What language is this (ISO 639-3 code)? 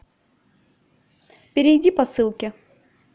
rus